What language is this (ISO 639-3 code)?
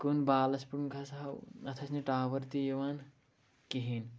kas